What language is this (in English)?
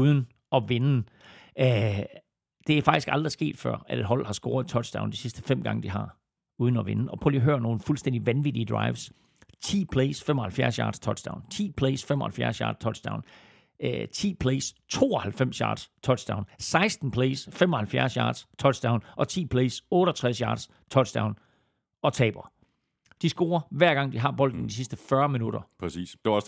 Danish